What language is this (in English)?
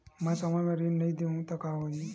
Chhattisgarhi